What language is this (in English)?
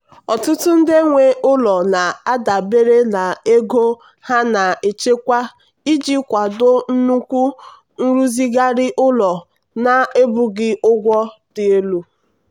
Igbo